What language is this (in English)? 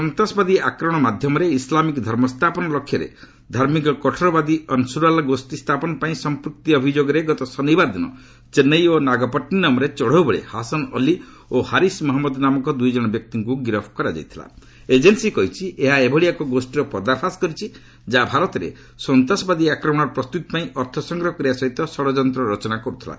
Odia